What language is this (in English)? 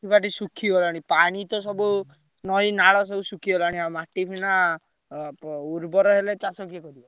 Odia